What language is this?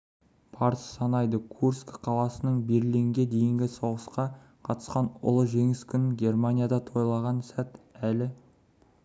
Kazakh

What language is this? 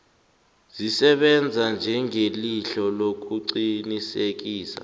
South Ndebele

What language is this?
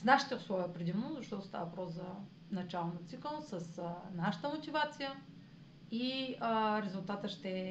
Bulgarian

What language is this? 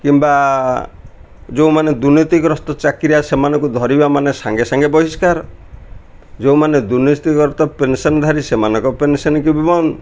Odia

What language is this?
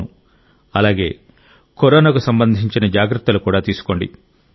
Telugu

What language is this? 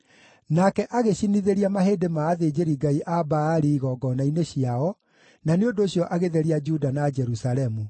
Kikuyu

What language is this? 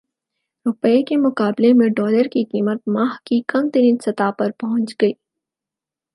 Urdu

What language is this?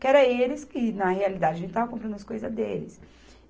Portuguese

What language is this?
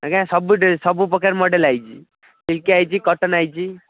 Odia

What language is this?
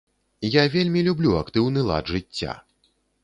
Belarusian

